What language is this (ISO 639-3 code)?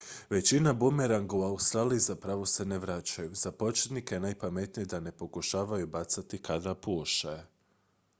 hrv